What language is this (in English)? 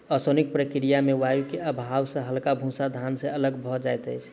Maithili